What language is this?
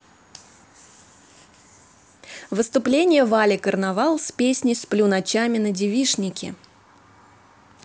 Russian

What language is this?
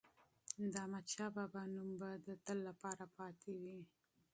Pashto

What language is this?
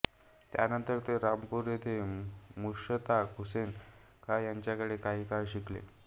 Marathi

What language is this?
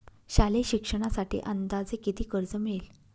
Marathi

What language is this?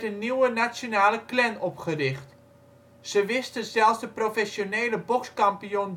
Dutch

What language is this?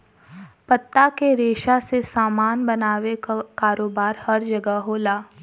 Bhojpuri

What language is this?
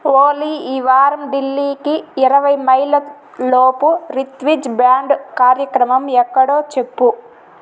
Telugu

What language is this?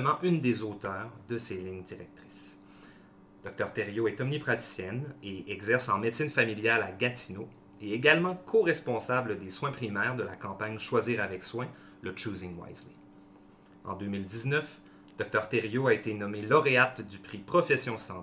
French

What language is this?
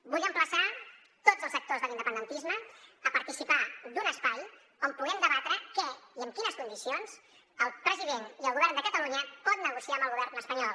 Catalan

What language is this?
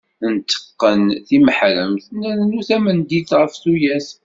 Kabyle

